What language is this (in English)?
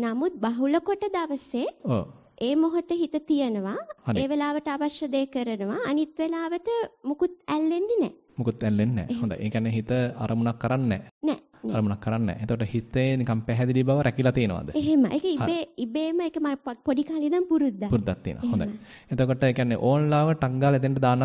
Indonesian